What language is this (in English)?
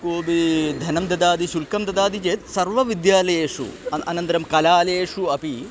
Sanskrit